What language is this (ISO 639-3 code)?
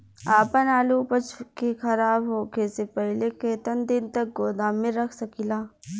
bho